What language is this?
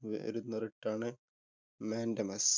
Malayalam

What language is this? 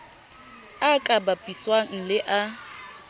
Southern Sotho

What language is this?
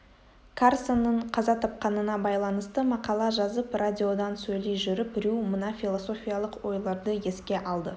Kazakh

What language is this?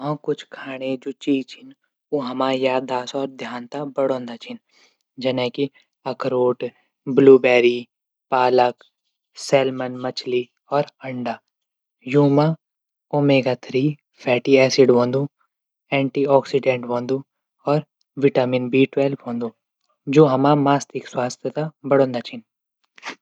Garhwali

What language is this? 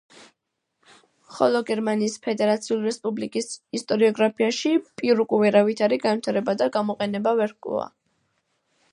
Georgian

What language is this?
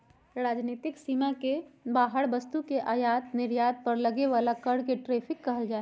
Magahi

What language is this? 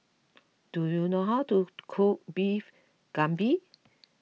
English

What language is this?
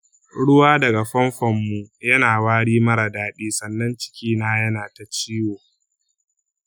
Hausa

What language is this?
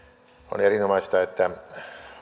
Finnish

